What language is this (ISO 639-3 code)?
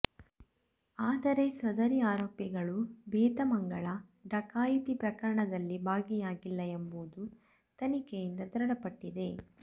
kan